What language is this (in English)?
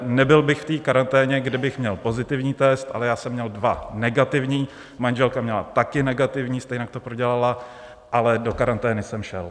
Czech